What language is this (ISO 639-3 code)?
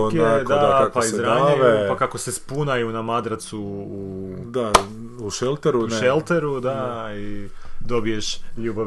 hrv